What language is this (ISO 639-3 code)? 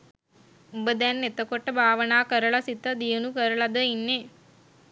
sin